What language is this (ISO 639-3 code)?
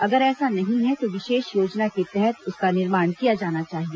hin